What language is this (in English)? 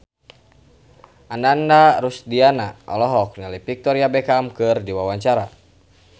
Sundanese